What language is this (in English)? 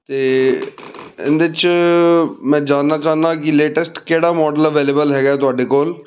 Punjabi